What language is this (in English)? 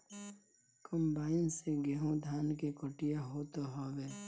Bhojpuri